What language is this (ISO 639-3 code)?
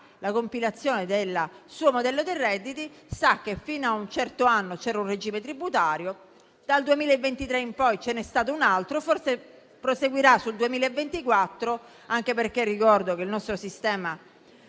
ita